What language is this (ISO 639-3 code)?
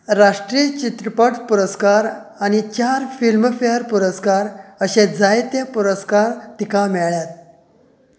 kok